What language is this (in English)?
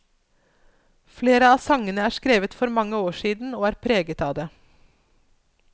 Norwegian